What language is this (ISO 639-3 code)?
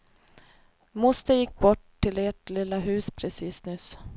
swe